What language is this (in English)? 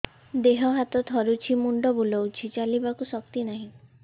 Odia